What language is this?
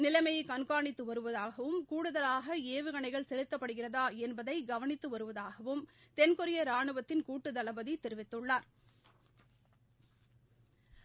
Tamil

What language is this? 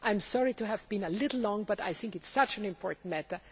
English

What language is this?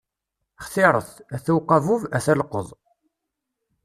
Kabyle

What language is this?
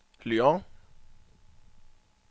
Danish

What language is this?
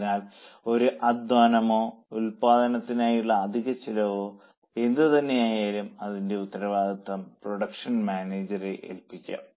Malayalam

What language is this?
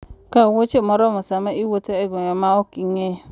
Luo (Kenya and Tanzania)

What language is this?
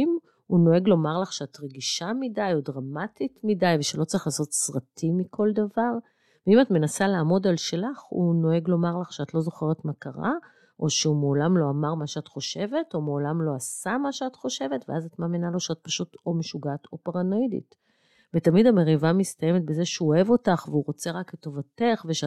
Hebrew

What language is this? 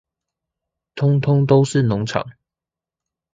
Chinese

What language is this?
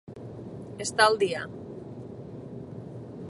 Catalan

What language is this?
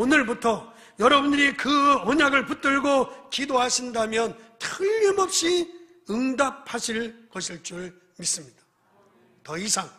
Korean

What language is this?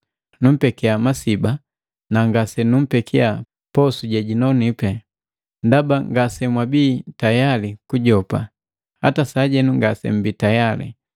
Matengo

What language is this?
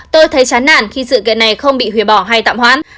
Vietnamese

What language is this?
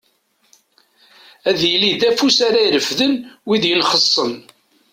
Kabyle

